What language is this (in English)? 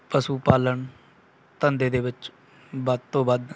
Punjabi